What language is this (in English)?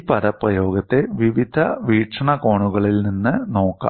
Malayalam